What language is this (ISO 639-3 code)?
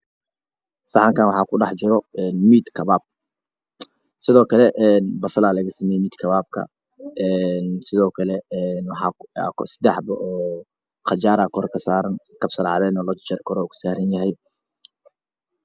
som